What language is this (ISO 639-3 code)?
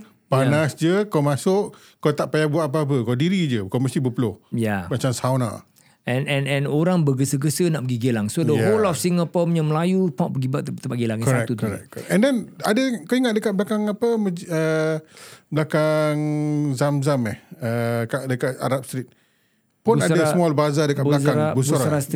msa